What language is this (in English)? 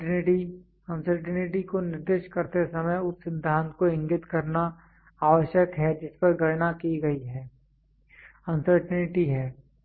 Hindi